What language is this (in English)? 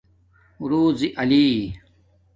Domaaki